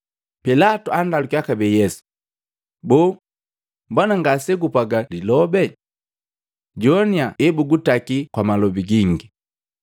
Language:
Matengo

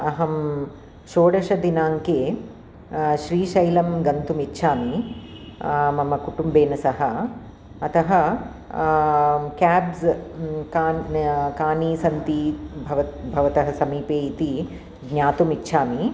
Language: Sanskrit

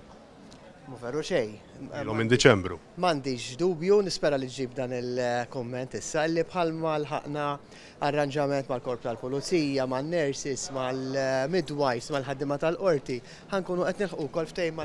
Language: Arabic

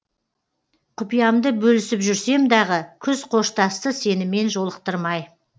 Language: Kazakh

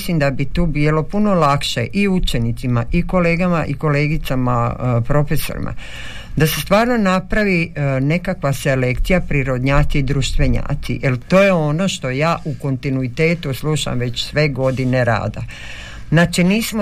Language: Croatian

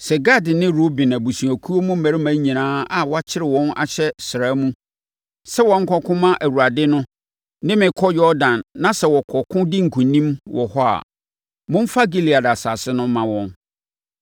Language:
Akan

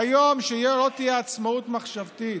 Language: Hebrew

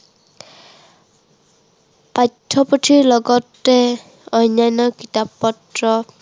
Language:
Assamese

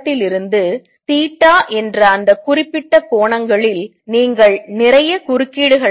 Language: Tamil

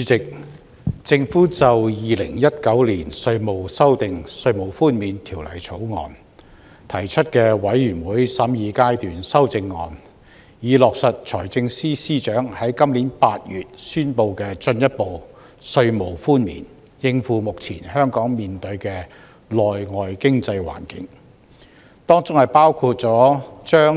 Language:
Cantonese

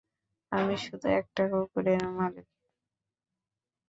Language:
Bangla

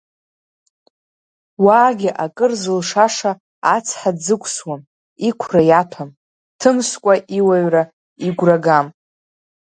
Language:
Abkhazian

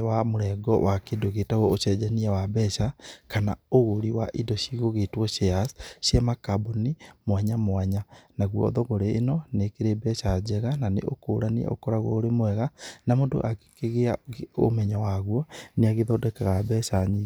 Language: Kikuyu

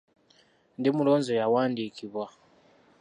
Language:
Ganda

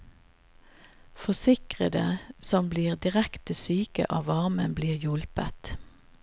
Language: Norwegian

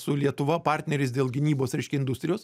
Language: Lithuanian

